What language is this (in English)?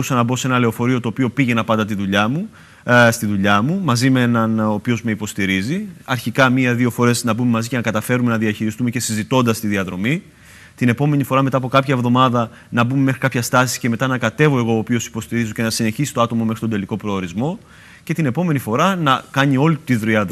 Greek